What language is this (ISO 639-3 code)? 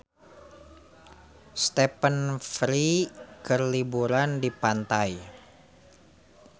sun